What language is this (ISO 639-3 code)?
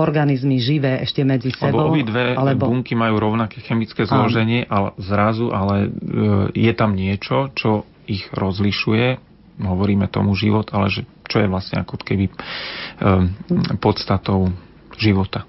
slk